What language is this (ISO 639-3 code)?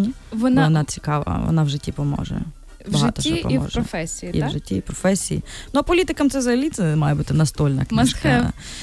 ukr